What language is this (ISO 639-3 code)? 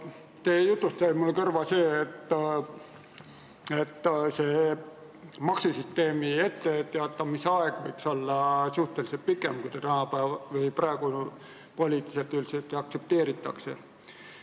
est